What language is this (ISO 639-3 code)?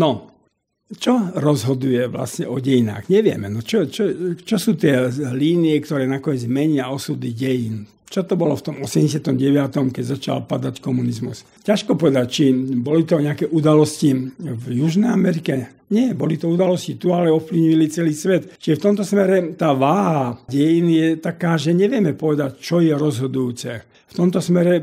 slk